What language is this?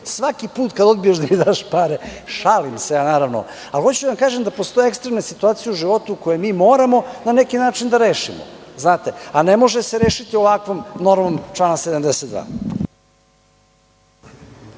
Serbian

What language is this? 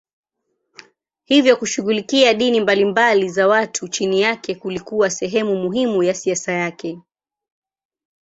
Swahili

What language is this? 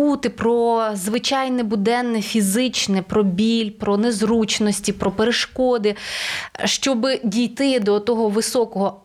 Ukrainian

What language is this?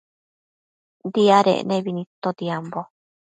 Matsés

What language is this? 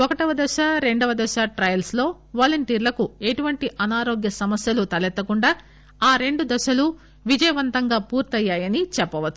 Telugu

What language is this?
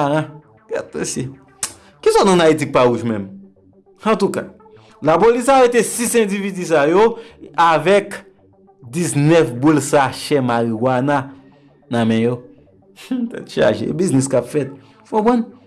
French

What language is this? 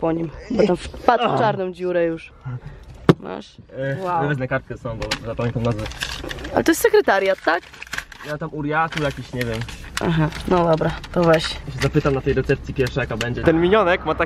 Polish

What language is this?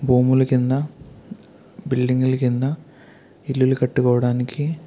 Telugu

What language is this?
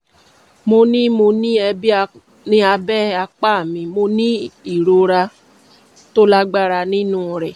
Yoruba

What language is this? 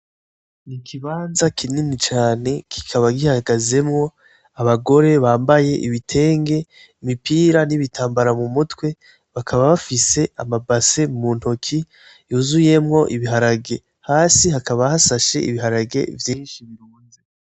Rundi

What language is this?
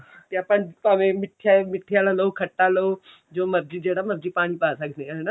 Punjabi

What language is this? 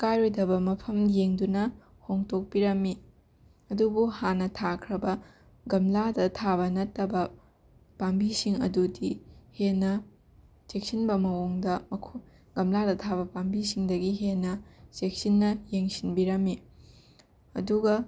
Manipuri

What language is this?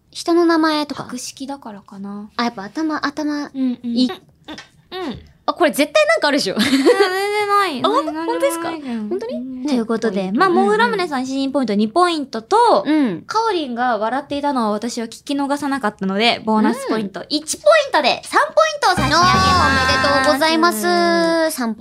Japanese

